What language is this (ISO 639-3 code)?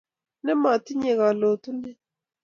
kln